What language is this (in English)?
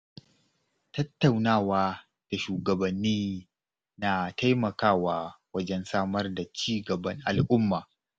Hausa